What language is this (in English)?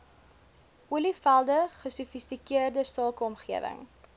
Afrikaans